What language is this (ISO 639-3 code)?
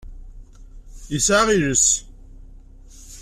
kab